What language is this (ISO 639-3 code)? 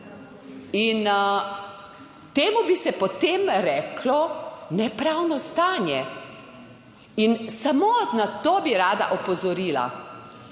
slv